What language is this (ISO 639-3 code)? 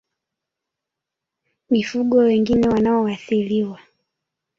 swa